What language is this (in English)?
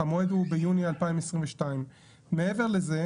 Hebrew